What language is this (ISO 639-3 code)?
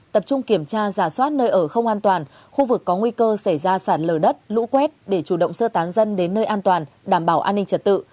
vie